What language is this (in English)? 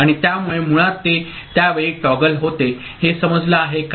Marathi